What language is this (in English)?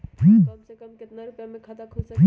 Magahi